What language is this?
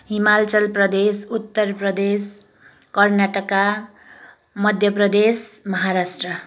Nepali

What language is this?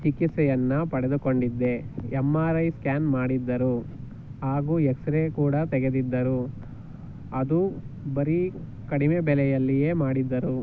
Kannada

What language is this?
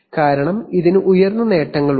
Malayalam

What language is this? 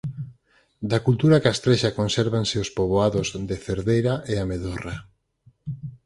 Galician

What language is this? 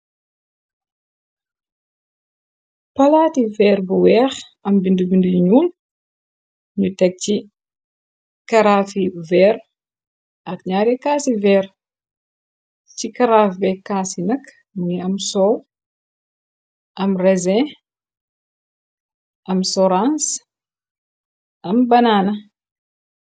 Wolof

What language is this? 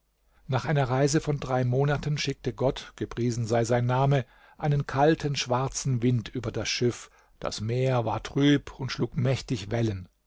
German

